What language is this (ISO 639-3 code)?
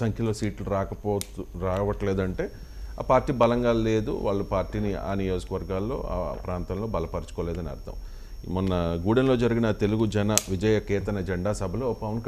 tel